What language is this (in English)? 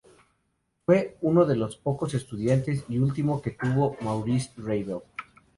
Spanish